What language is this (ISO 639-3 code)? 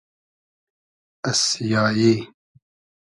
haz